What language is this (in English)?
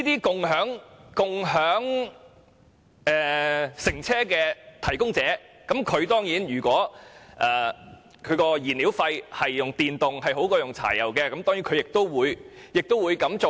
Cantonese